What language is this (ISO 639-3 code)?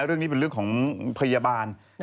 tha